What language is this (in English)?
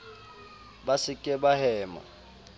Southern Sotho